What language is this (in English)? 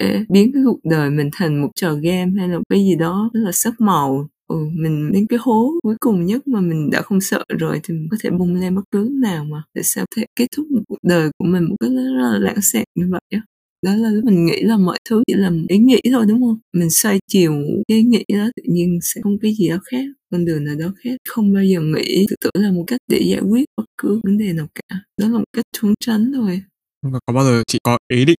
Vietnamese